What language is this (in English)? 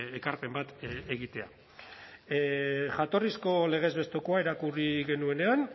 Basque